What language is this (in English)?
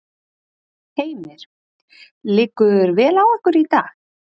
Icelandic